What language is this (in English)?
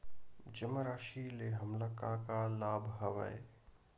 Chhattisgarhi